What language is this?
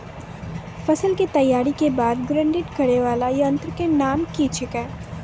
Maithili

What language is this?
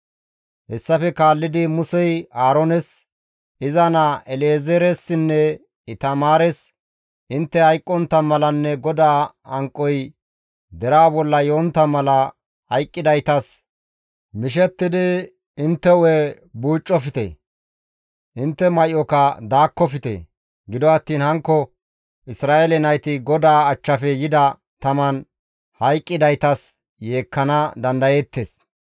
Gamo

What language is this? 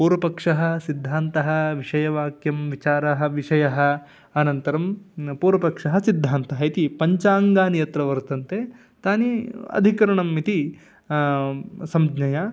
Sanskrit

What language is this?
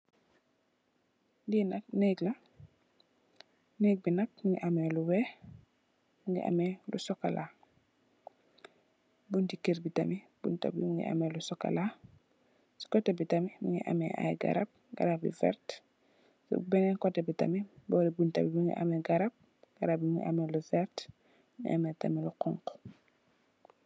Wolof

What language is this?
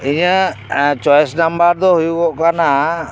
Santali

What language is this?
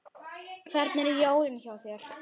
Icelandic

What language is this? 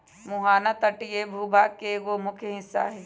Magahi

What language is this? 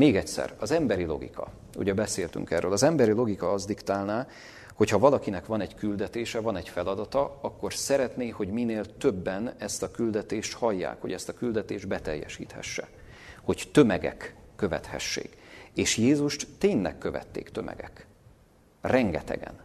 Hungarian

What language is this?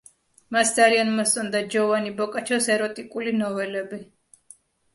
Georgian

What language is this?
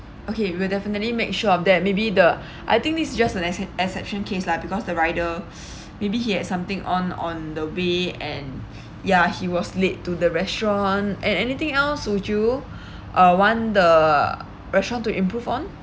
English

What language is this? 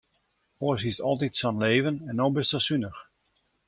Western Frisian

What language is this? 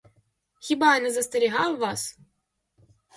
Ukrainian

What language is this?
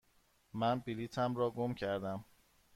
Persian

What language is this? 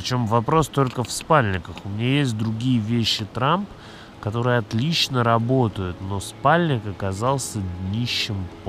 Russian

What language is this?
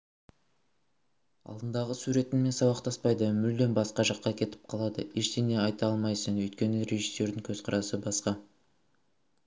Kazakh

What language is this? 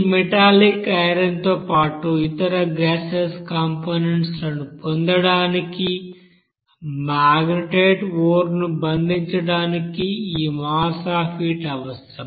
Telugu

